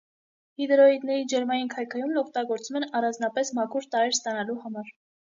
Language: Armenian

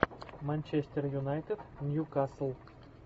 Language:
Russian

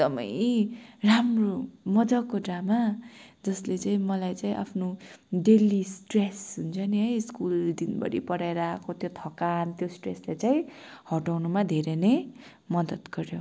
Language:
Nepali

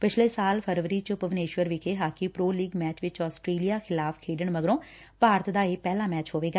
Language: Punjabi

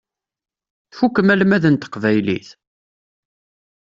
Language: Kabyle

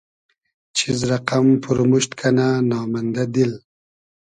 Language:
Hazaragi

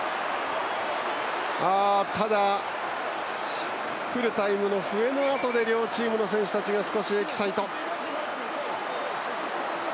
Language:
Japanese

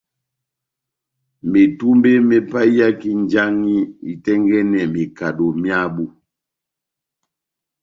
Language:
Batanga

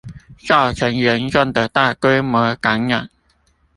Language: Chinese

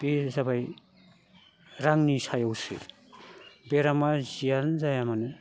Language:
Bodo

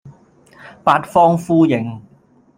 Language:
Cantonese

